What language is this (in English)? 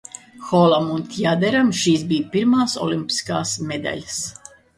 Latvian